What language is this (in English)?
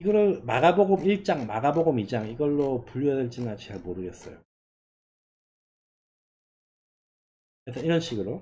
Korean